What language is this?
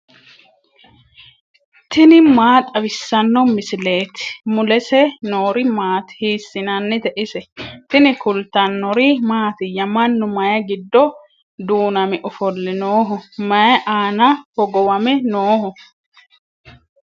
Sidamo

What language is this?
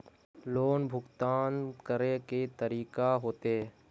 Magahi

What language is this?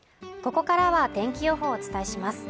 Japanese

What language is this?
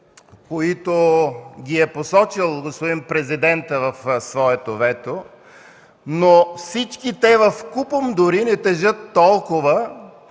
Bulgarian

